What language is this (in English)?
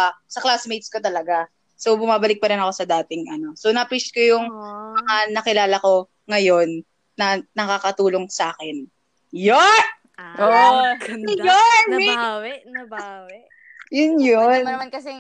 Filipino